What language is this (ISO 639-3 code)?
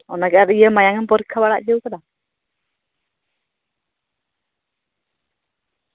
sat